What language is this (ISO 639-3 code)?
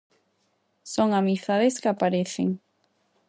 glg